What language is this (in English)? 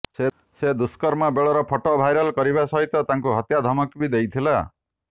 Odia